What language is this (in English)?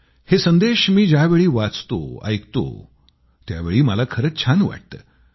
Marathi